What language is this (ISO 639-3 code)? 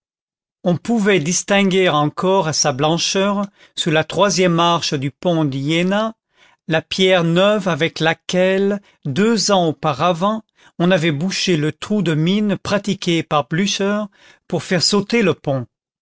fra